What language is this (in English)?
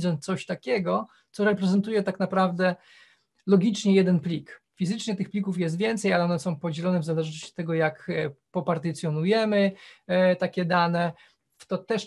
Polish